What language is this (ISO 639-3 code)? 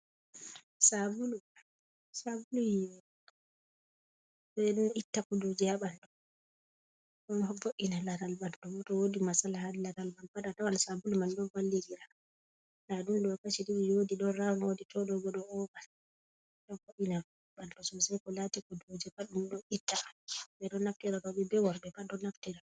ful